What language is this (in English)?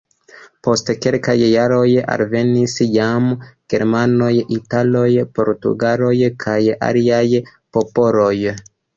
Esperanto